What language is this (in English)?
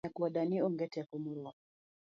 Luo (Kenya and Tanzania)